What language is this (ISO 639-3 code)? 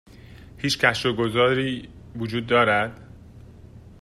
fas